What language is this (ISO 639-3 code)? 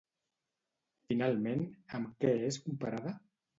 cat